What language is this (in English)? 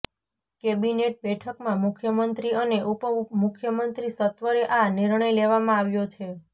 Gujarati